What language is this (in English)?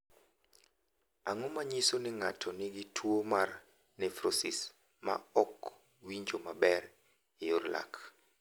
Luo (Kenya and Tanzania)